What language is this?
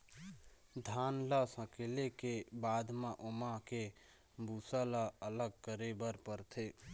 Chhattisgarhi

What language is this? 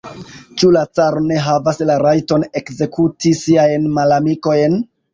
Esperanto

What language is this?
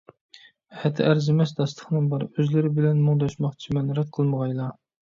Uyghur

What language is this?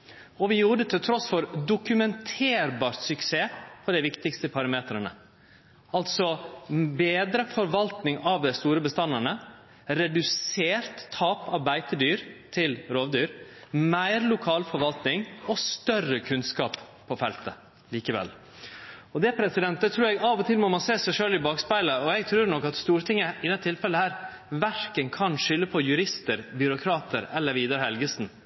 Norwegian Nynorsk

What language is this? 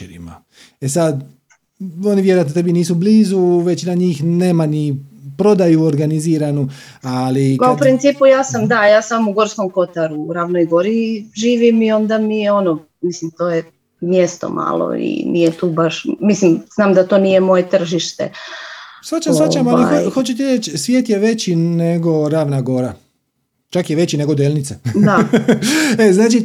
Croatian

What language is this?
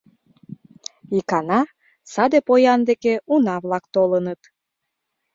Mari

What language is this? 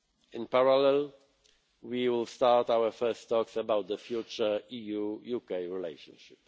English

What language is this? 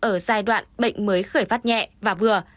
Vietnamese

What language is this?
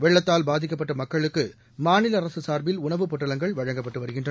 Tamil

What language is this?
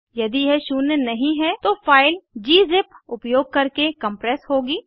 Hindi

